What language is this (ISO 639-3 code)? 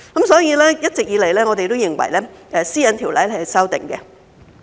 yue